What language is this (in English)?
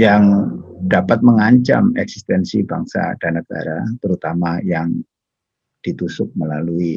Indonesian